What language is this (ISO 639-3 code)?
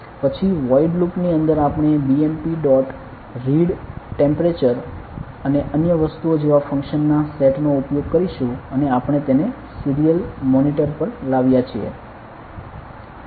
guj